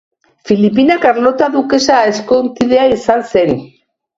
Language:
Basque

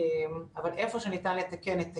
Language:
Hebrew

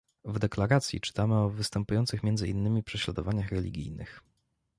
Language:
Polish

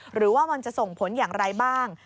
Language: Thai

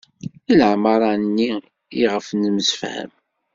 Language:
Kabyle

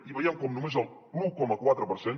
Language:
Catalan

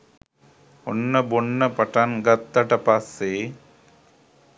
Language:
Sinhala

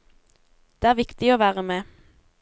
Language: Norwegian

